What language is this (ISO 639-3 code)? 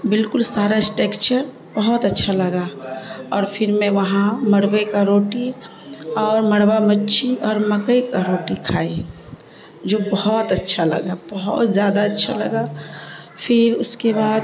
urd